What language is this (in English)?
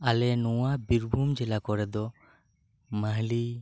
Santali